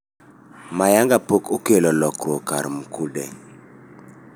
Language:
Luo (Kenya and Tanzania)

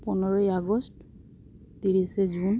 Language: Santali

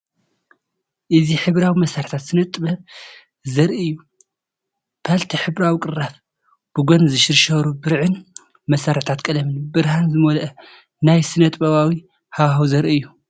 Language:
Tigrinya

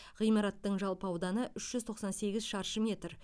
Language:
Kazakh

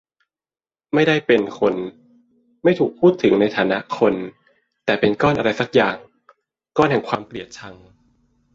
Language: Thai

